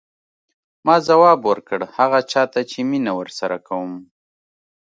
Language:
Pashto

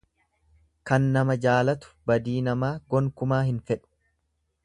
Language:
Oromo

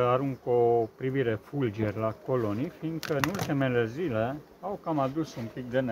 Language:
Romanian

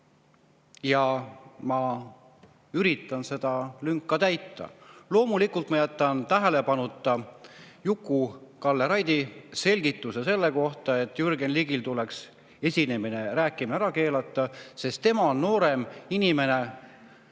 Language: Estonian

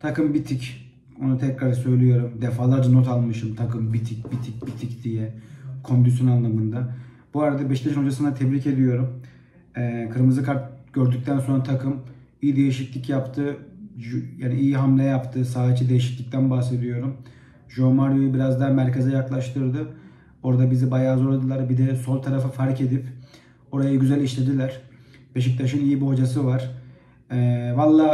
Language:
Turkish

